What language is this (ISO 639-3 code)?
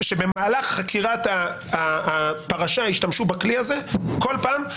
heb